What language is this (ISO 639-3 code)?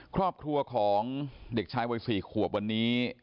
tha